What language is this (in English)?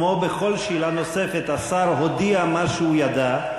Hebrew